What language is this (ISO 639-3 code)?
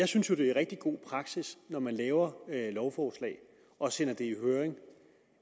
dan